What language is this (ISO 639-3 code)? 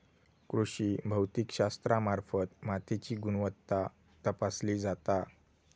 mar